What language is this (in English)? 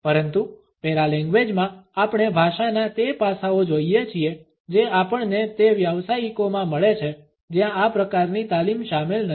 Gujarati